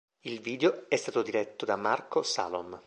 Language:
Italian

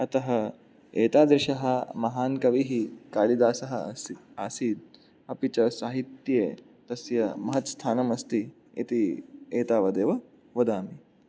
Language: Sanskrit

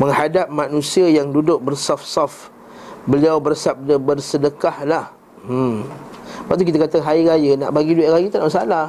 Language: Malay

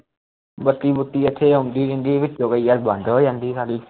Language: Punjabi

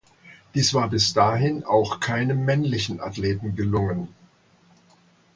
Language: German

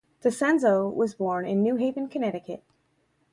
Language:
English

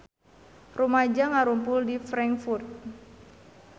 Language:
Sundanese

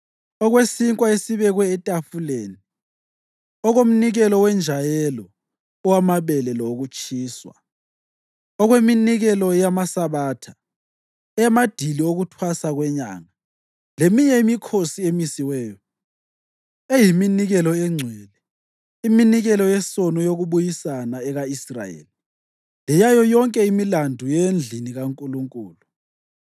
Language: North Ndebele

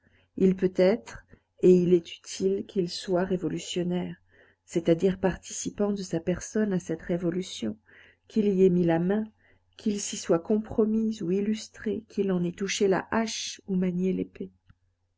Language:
French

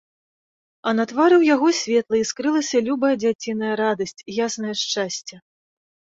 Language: Belarusian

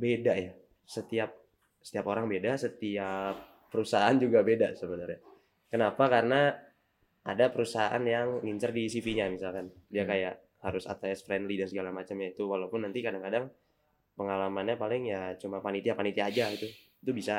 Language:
Indonesian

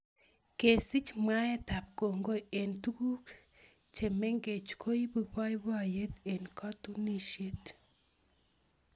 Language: Kalenjin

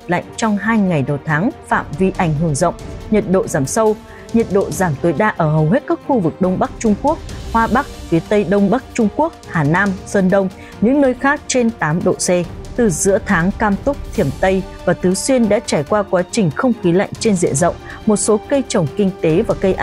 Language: Vietnamese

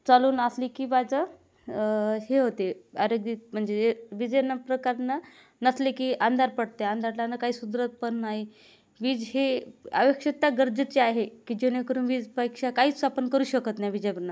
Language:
Marathi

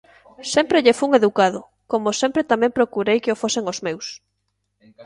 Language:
Galician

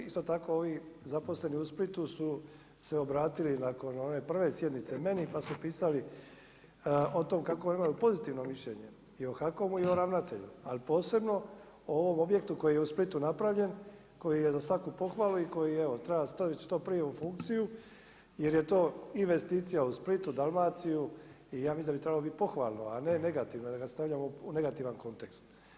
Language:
Croatian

